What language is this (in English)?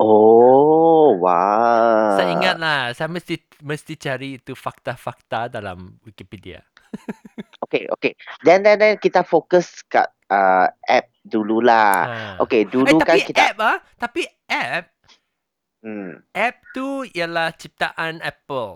Malay